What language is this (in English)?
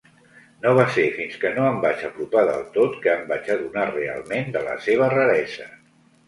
Catalan